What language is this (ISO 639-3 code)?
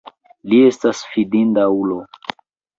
epo